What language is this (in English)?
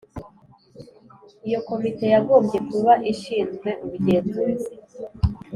Kinyarwanda